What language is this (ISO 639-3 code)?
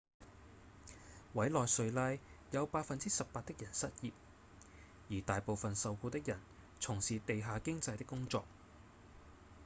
yue